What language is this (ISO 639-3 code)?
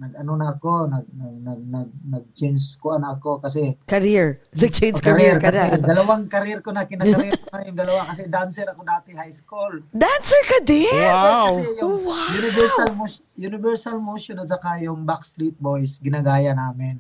fil